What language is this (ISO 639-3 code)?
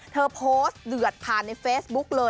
tha